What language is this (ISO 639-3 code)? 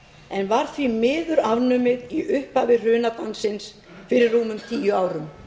isl